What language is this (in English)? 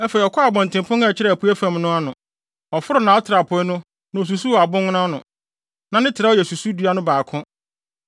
Akan